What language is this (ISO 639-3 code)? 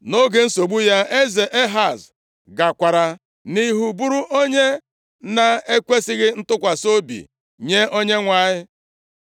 ibo